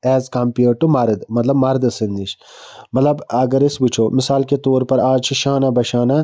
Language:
Kashmiri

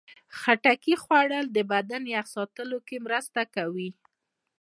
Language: Pashto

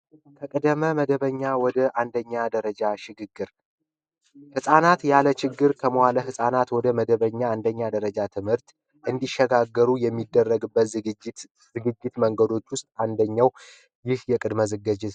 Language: Amharic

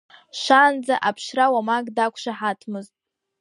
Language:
Abkhazian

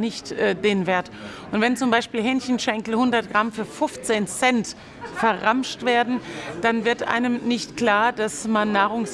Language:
German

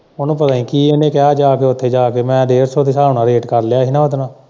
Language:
Punjabi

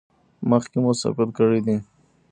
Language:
Pashto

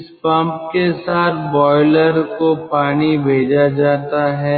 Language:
Hindi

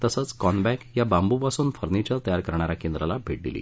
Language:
Marathi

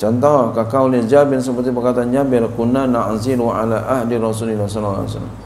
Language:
Indonesian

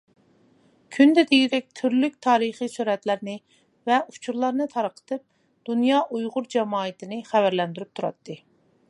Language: Uyghur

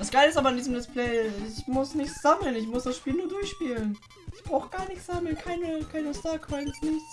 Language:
German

